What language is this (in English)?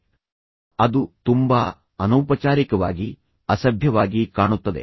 Kannada